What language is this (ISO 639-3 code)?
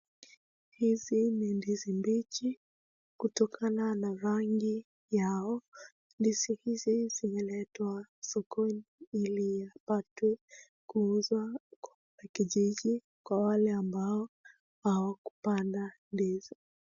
swa